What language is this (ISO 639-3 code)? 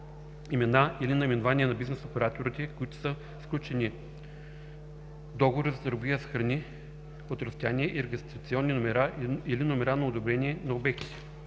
bul